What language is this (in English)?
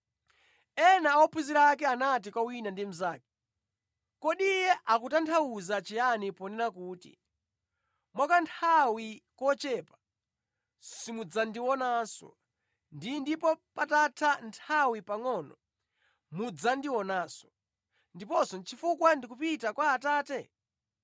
Nyanja